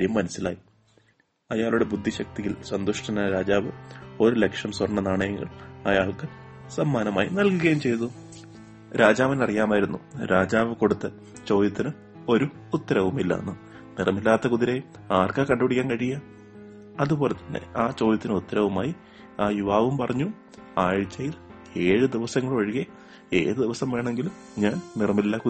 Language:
Malayalam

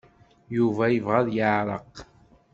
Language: Kabyle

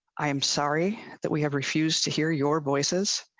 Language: English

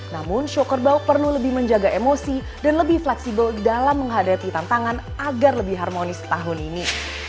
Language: Indonesian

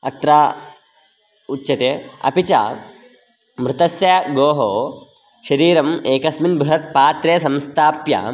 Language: Sanskrit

